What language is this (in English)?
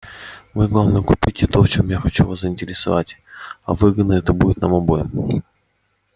Russian